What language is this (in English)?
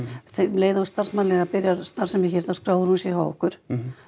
Icelandic